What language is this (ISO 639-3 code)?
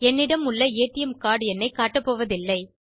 tam